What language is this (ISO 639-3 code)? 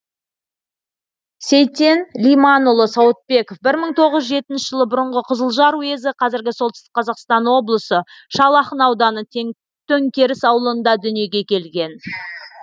kaz